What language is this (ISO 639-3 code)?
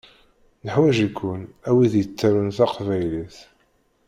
kab